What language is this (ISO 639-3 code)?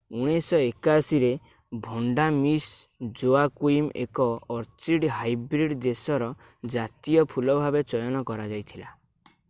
ori